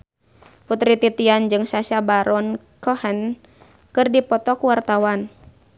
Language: Sundanese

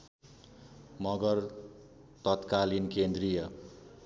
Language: Nepali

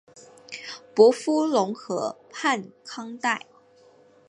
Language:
Chinese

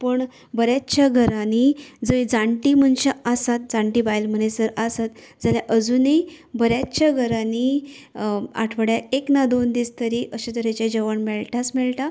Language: Konkani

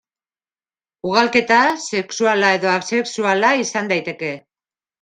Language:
Basque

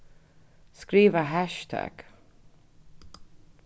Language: Faroese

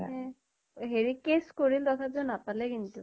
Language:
Assamese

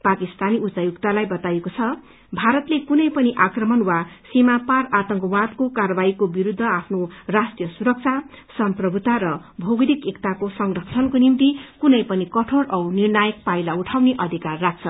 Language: Nepali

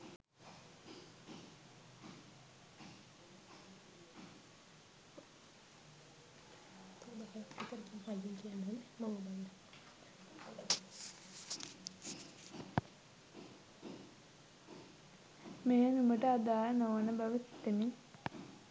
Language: Sinhala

